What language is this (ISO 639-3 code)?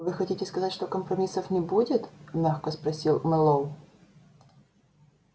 rus